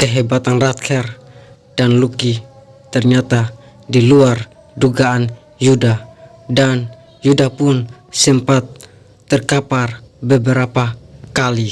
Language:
Indonesian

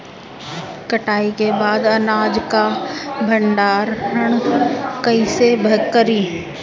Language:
Bhojpuri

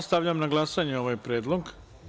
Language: Serbian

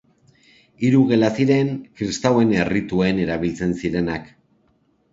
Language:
Basque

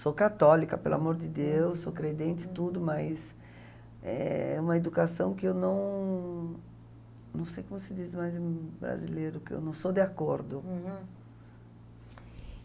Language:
Portuguese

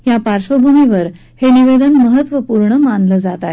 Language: Marathi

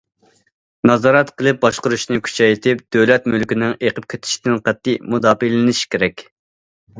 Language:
Uyghur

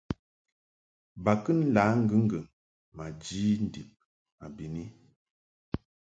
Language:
Mungaka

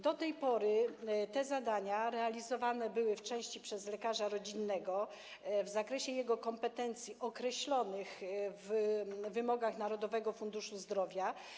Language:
Polish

